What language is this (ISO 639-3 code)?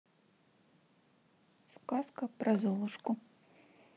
rus